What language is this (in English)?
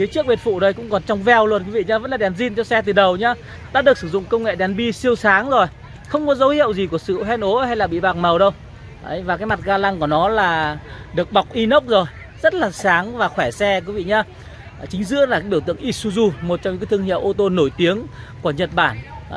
Vietnamese